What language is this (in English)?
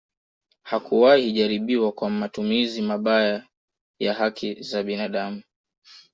Swahili